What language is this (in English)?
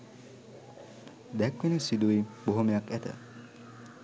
Sinhala